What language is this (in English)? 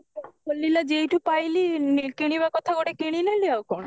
Odia